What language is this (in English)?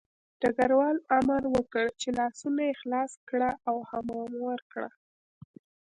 Pashto